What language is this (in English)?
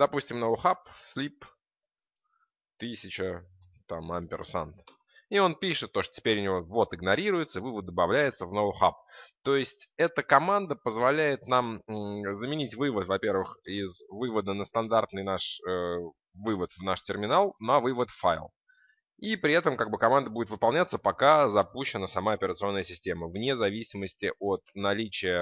Russian